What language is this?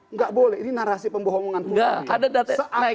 Indonesian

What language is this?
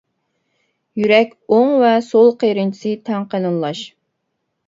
Uyghur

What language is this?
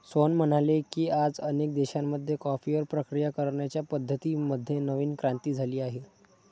Marathi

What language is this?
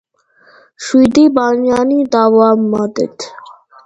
Georgian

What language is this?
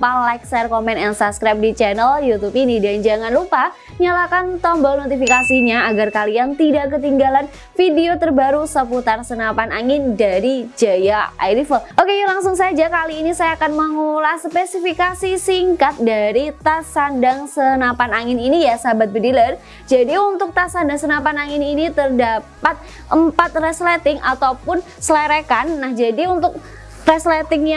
Indonesian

